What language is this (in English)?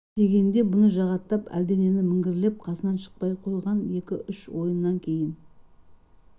Kazakh